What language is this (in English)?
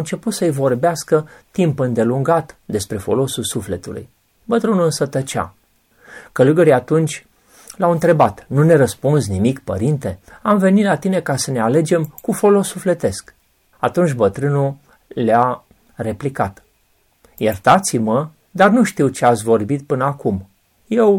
Romanian